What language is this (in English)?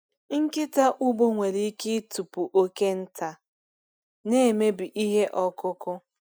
Igbo